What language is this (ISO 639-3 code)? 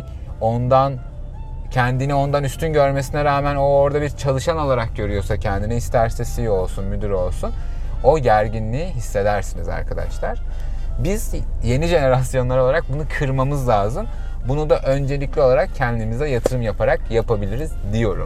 tur